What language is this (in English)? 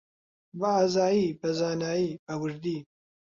Central Kurdish